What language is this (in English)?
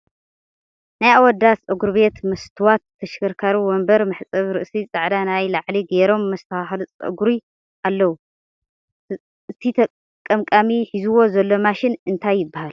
Tigrinya